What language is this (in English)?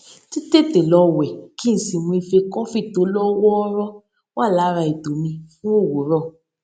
Yoruba